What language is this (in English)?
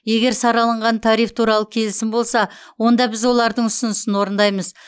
Kazakh